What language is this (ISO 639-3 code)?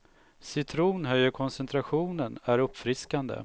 swe